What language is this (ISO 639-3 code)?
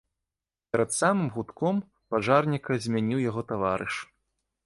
bel